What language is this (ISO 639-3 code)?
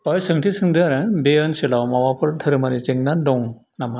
brx